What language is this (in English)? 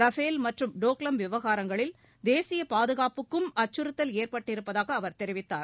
Tamil